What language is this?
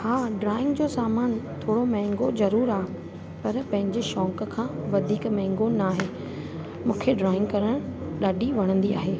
Sindhi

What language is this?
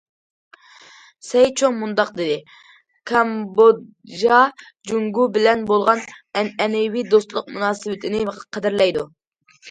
Uyghur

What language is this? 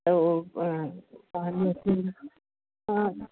Sindhi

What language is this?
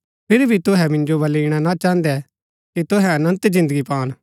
Gaddi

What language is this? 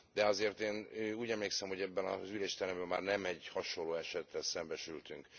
Hungarian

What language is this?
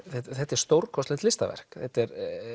Icelandic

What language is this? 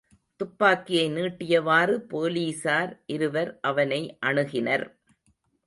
Tamil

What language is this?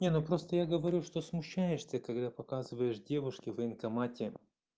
Russian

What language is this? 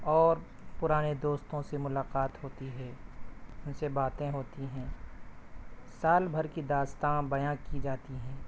Urdu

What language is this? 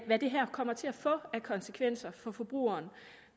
Danish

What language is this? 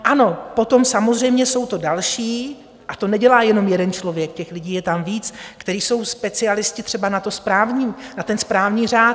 Czech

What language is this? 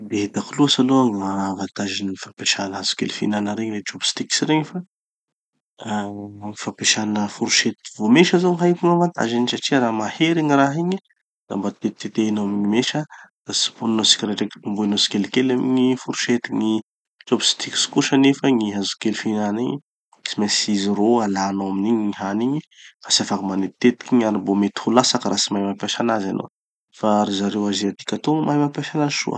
Tanosy Malagasy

